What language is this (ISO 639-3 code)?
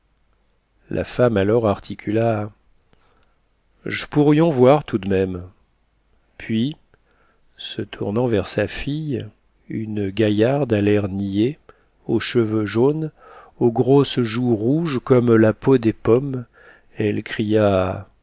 fra